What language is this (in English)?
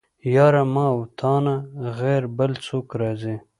Pashto